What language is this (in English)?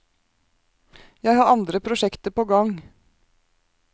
Norwegian